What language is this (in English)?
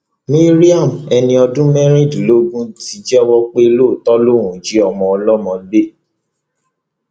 Yoruba